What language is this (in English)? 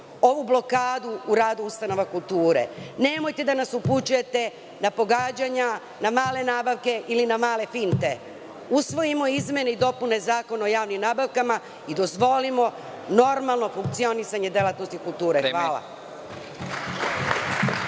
Serbian